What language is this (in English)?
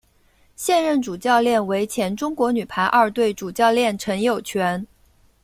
Chinese